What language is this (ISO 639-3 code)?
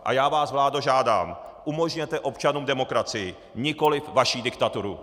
ces